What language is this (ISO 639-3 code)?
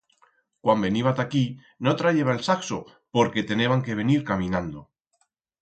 arg